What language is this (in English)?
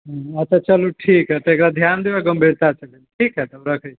Maithili